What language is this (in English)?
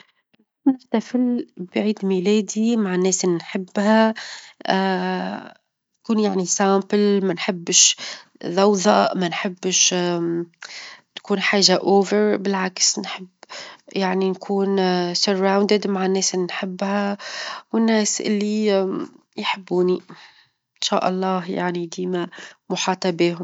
Tunisian Arabic